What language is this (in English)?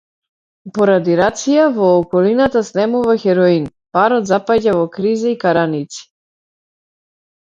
Macedonian